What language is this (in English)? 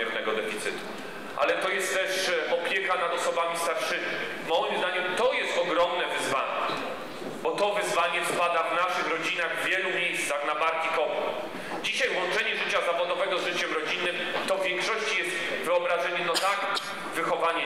Polish